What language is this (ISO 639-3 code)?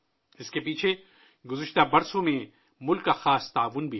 urd